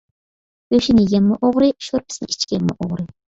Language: Uyghur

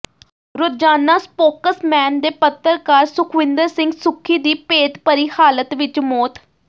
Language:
Punjabi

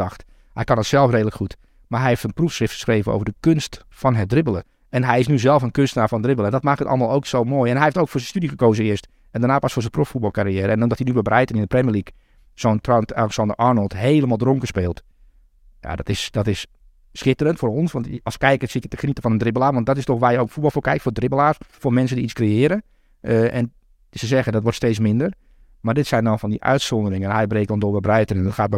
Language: Dutch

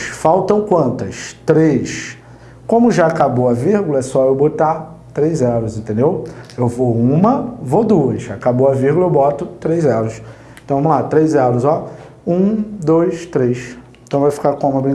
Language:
Portuguese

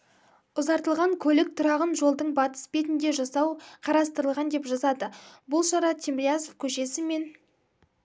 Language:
Kazakh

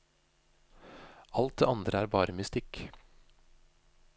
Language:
Norwegian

